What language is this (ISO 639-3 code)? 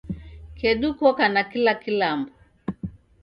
dav